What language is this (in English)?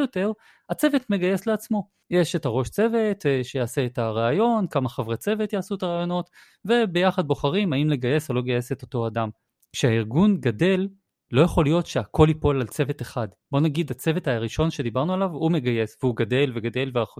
Hebrew